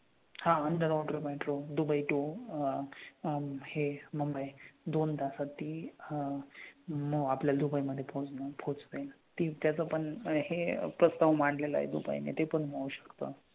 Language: Marathi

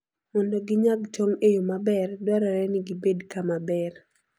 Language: Luo (Kenya and Tanzania)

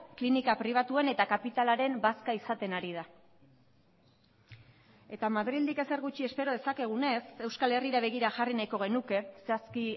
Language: Basque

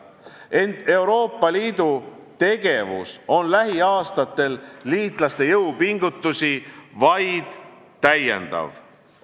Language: Estonian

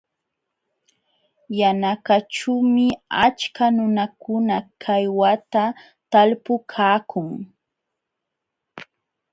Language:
Jauja Wanca Quechua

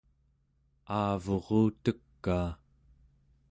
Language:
Central Yupik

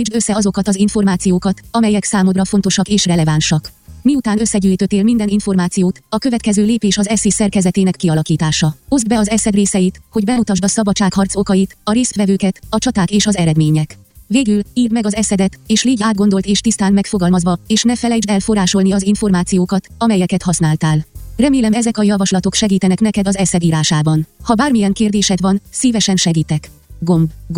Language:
Hungarian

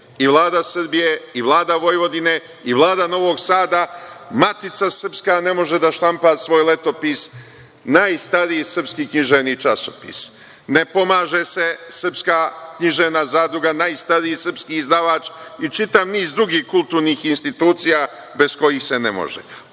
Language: Serbian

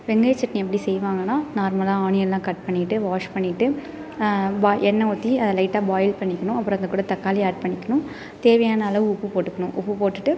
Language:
Tamil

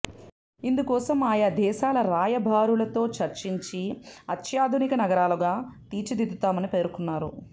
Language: Telugu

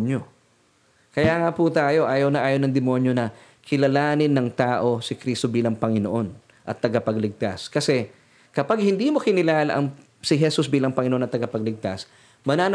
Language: Filipino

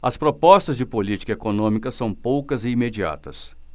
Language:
Portuguese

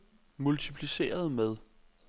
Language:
Danish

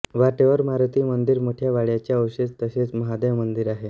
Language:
Marathi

